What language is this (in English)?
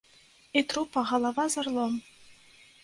Belarusian